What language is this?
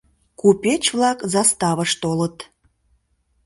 Mari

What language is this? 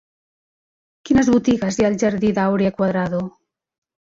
Catalan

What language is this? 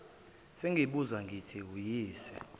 Zulu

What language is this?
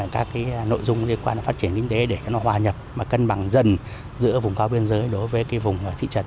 Vietnamese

